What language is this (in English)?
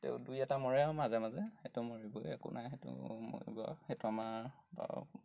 Assamese